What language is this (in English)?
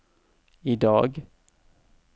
Norwegian